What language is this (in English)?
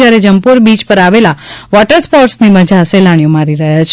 Gujarati